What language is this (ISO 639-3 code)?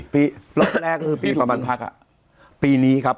tha